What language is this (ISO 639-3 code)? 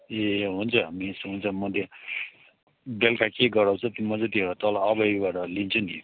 nep